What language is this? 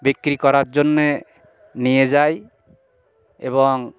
Bangla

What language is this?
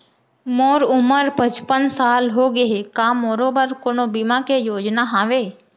Chhattisgarhi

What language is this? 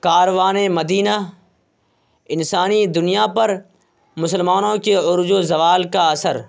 Urdu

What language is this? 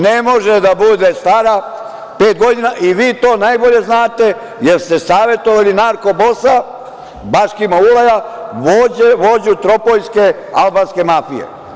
Serbian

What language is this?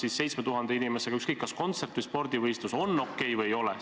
Estonian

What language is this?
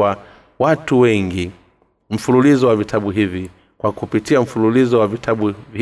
Swahili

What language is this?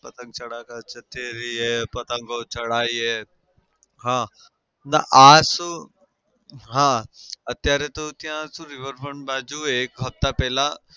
Gujarati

